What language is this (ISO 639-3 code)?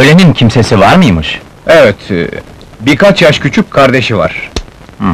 tur